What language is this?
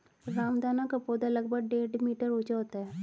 Hindi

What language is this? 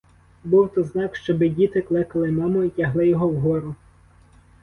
Ukrainian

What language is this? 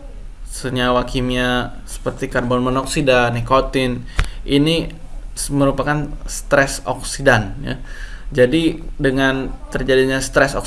Indonesian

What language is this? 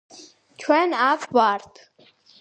Georgian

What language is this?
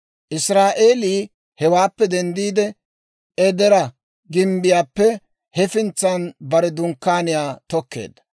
Dawro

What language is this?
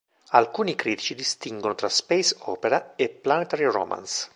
Italian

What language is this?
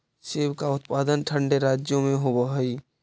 Magahi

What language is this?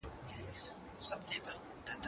Pashto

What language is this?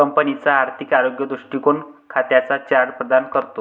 Marathi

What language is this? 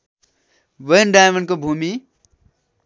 Nepali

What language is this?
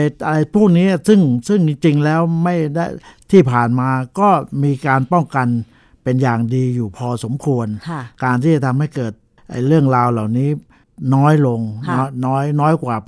Thai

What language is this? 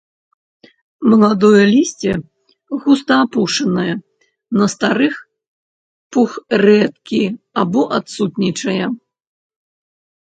Belarusian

